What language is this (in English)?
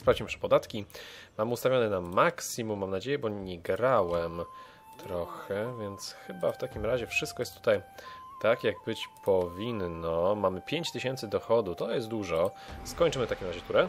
Polish